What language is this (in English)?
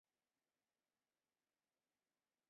Chinese